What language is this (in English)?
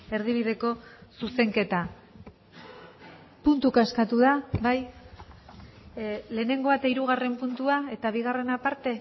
Basque